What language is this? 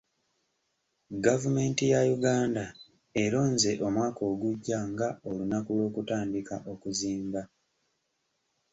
Ganda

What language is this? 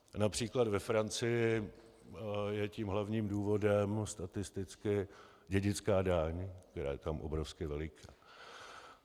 Czech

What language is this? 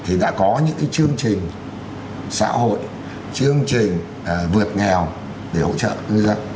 Vietnamese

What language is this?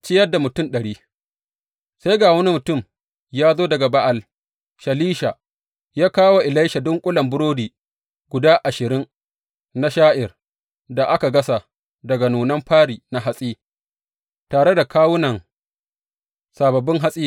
Hausa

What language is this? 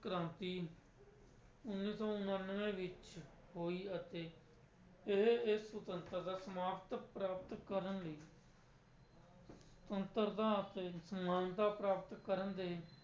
Punjabi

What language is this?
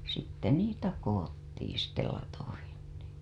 Finnish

